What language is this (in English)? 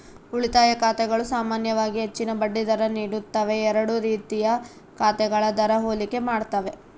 Kannada